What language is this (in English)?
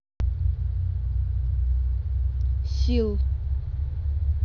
Russian